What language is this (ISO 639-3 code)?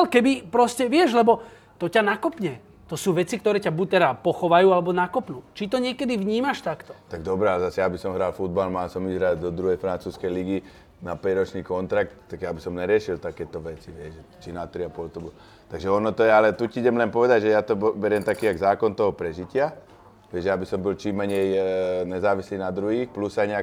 slk